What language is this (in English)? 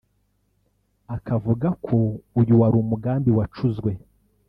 Kinyarwanda